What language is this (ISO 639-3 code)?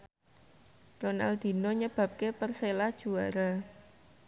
jav